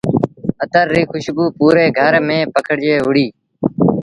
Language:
Sindhi Bhil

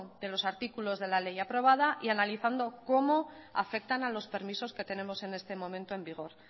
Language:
Spanish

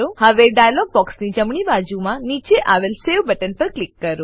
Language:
Gujarati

